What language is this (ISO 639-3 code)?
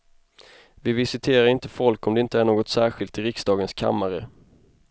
swe